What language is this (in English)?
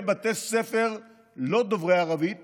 Hebrew